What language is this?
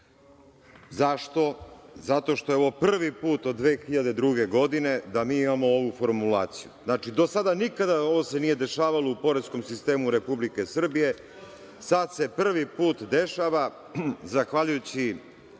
Serbian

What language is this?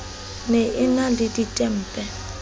Southern Sotho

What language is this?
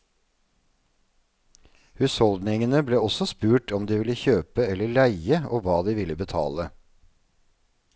Norwegian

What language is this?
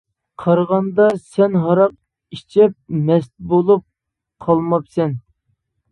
Uyghur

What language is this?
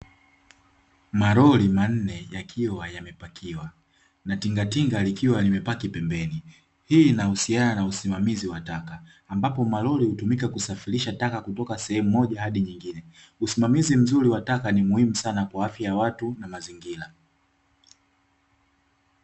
Swahili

